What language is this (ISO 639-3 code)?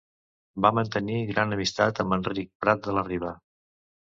cat